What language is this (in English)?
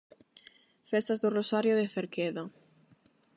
Galician